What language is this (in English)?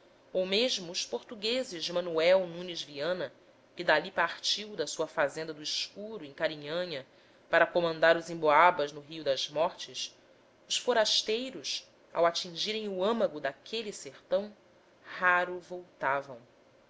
Portuguese